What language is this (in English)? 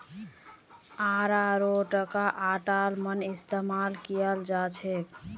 Magahi